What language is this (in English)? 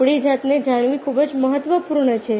Gujarati